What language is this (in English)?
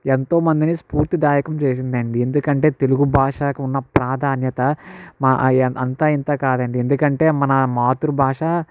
Telugu